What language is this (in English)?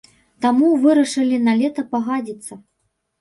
Belarusian